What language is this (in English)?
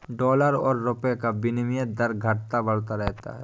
Hindi